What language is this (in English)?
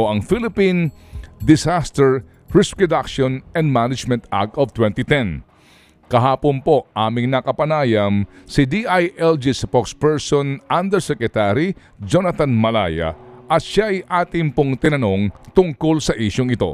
Filipino